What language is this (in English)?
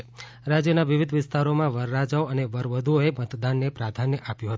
Gujarati